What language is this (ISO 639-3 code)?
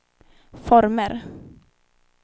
swe